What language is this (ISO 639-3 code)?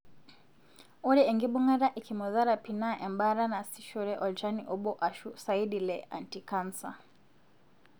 mas